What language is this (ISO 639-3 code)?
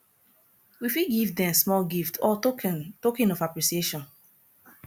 pcm